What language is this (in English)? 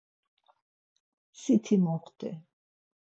Laz